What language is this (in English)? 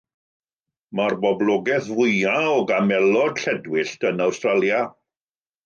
Welsh